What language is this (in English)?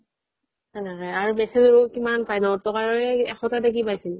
Assamese